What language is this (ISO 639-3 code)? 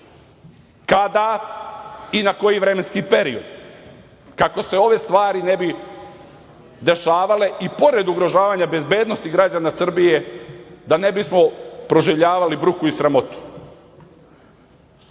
srp